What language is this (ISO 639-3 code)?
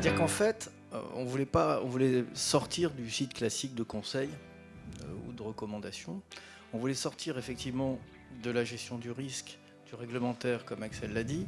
fra